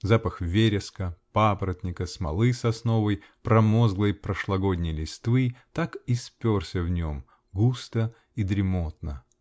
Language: Russian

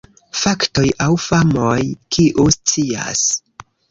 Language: Esperanto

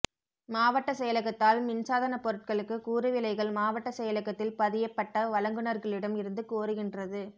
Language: Tamil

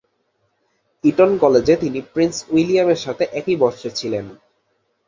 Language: Bangla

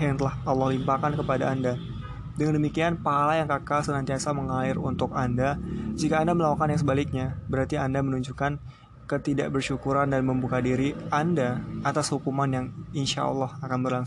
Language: Indonesian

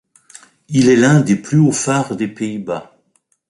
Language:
French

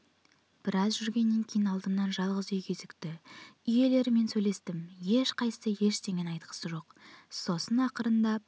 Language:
Kazakh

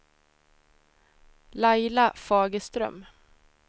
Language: Swedish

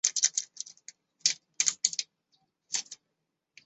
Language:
Chinese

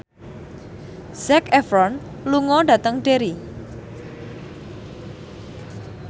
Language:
Javanese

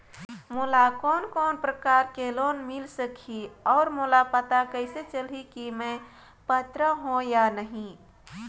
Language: Chhattisgarhi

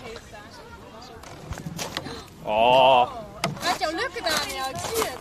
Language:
Dutch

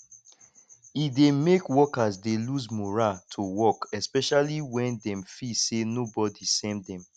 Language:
Nigerian Pidgin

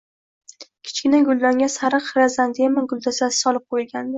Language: Uzbek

